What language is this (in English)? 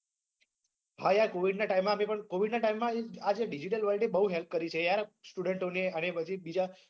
Gujarati